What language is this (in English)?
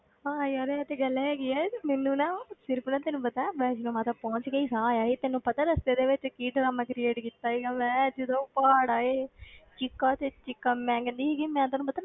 Punjabi